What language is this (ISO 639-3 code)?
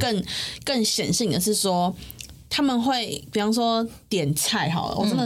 zho